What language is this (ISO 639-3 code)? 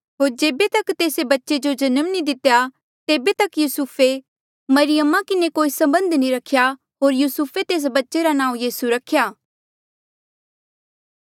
mjl